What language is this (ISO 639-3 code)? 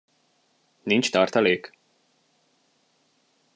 hun